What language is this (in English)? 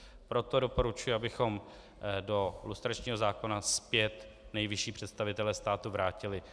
Czech